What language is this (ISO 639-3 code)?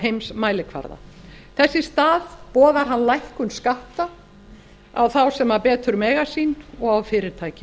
isl